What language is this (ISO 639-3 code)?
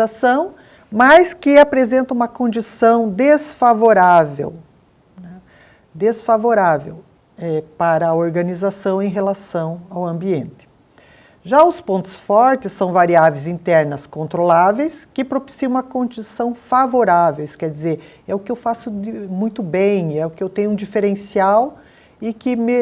por